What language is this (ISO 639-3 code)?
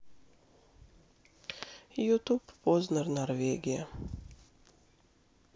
rus